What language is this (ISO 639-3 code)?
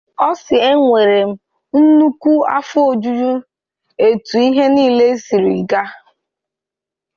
ibo